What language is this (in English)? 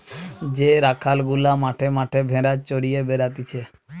Bangla